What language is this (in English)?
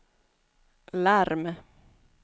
Swedish